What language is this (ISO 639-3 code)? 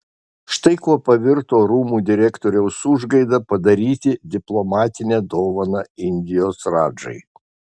lit